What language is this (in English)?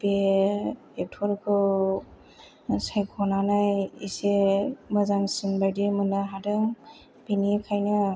Bodo